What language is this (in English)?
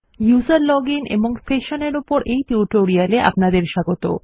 Bangla